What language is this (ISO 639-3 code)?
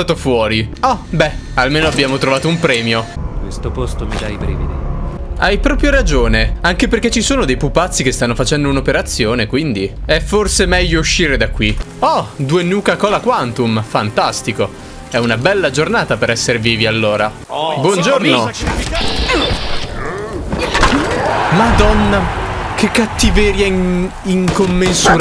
ita